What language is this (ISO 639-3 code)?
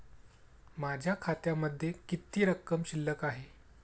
mar